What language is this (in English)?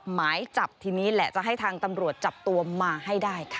Thai